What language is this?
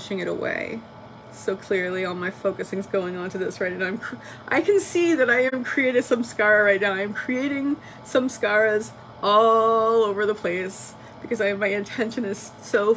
English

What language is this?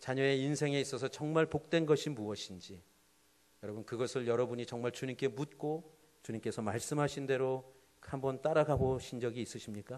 Korean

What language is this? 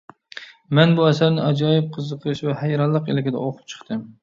Uyghur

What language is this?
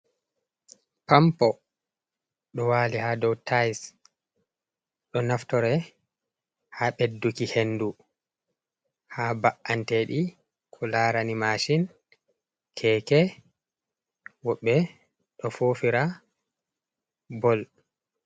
Fula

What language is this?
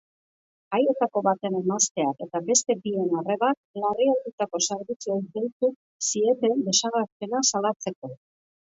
Basque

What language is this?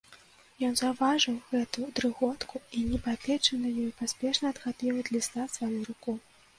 Belarusian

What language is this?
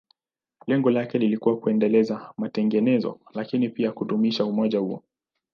Swahili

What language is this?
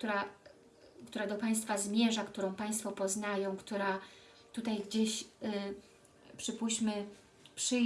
Polish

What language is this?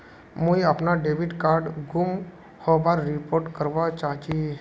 Magahi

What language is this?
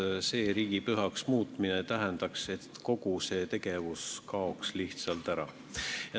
Estonian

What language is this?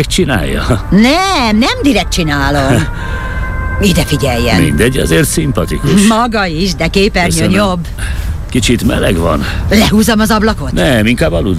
Hungarian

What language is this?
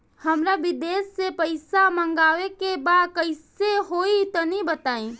Bhojpuri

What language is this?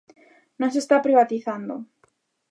Galician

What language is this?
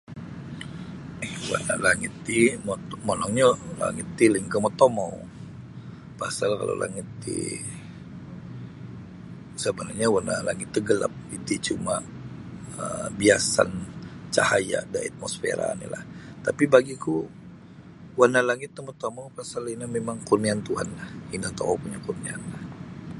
Sabah Bisaya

